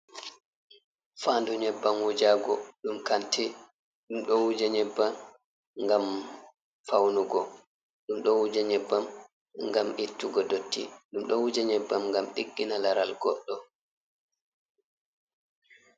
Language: Fula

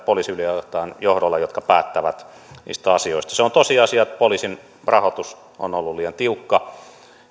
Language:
Finnish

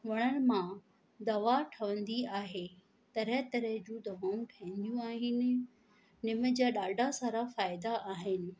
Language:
Sindhi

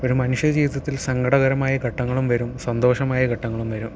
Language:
Malayalam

